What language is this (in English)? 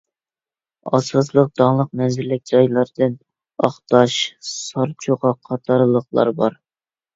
Uyghur